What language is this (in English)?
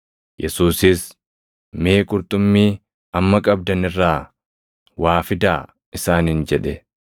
Oromo